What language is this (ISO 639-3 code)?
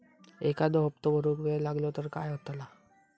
mar